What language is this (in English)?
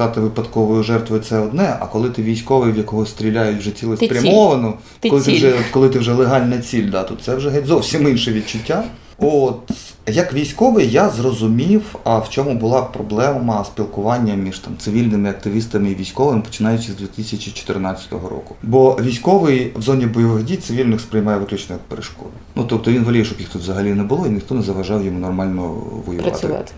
Ukrainian